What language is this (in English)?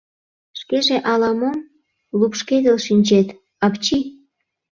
Mari